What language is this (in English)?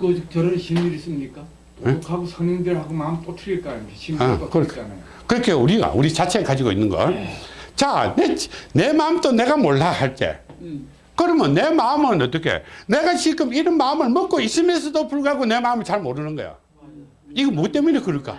Korean